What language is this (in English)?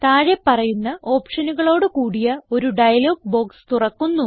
Malayalam